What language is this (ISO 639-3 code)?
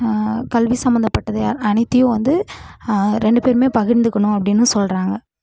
tam